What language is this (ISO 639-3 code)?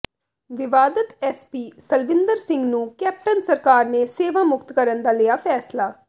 pan